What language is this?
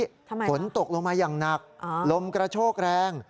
Thai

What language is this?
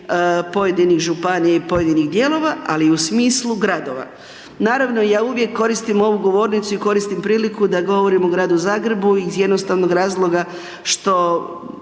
Croatian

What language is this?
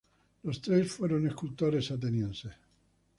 Spanish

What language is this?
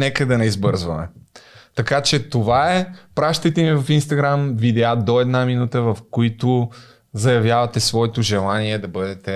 Bulgarian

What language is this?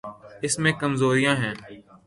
Urdu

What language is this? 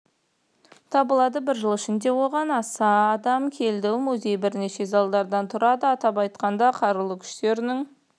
Kazakh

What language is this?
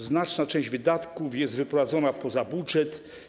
Polish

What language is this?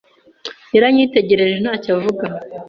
Kinyarwanda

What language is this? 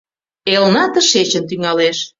Mari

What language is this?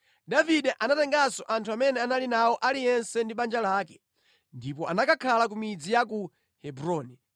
Nyanja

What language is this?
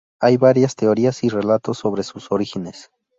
Spanish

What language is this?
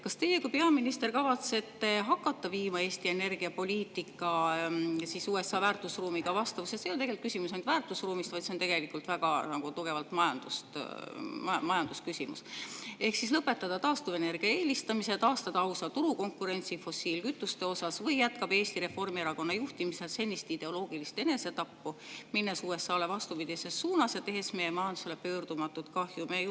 Estonian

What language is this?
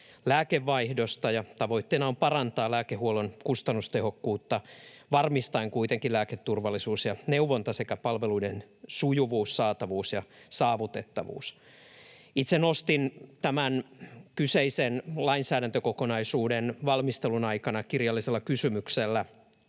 Finnish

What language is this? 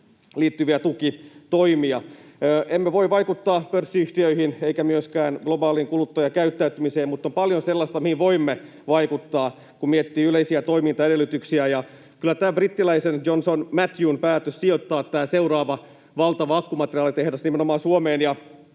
Finnish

